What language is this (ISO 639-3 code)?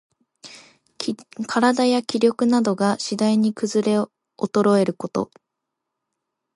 jpn